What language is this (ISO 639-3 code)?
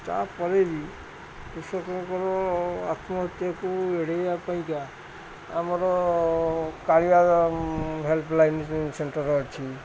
ori